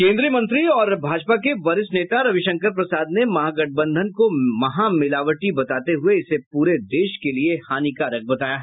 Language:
Hindi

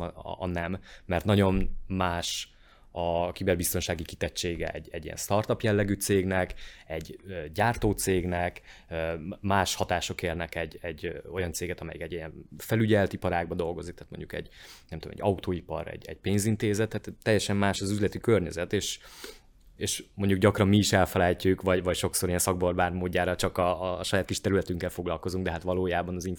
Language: Hungarian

